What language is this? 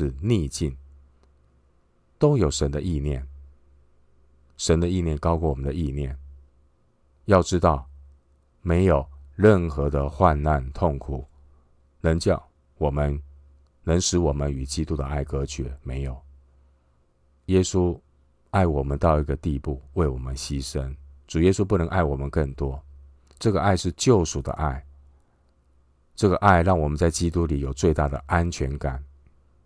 Chinese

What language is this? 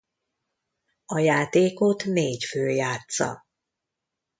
Hungarian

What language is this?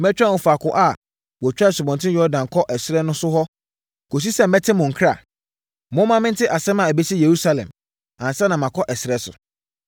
Akan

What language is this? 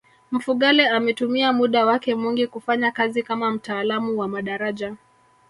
Swahili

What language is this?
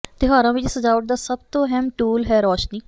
Punjabi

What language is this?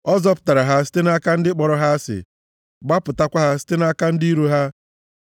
Igbo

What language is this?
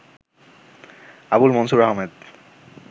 Bangla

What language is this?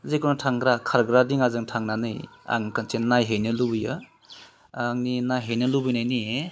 Bodo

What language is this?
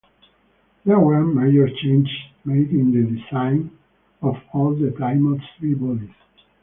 English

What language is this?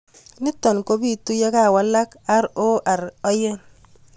Kalenjin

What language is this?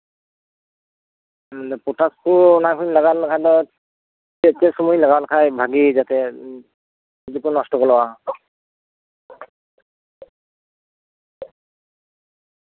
Santali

